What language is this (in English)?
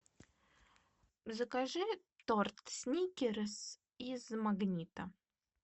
Russian